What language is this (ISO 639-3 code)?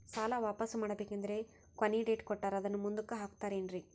kan